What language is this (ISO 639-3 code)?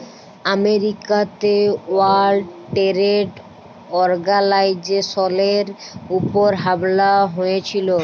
ben